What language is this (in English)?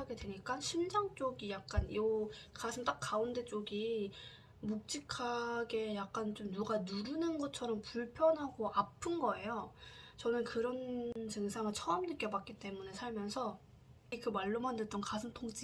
Korean